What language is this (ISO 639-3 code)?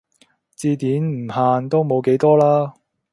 yue